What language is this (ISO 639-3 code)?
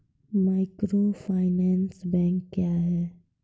mai